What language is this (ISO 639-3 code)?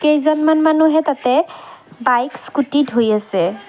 asm